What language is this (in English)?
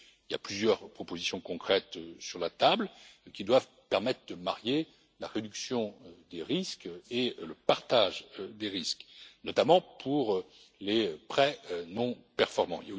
French